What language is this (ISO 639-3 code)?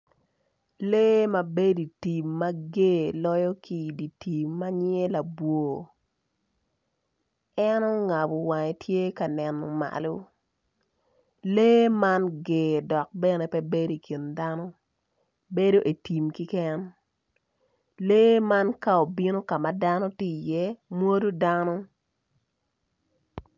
ach